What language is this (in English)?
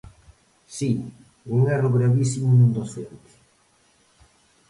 Galician